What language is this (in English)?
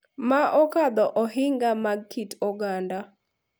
Luo (Kenya and Tanzania)